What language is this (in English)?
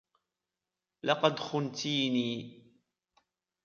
Arabic